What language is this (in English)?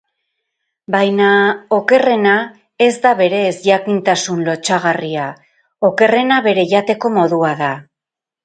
Basque